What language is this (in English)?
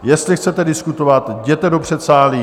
Czech